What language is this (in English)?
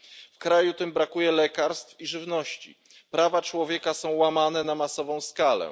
Polish